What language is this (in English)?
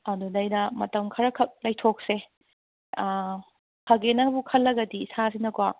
Manipuri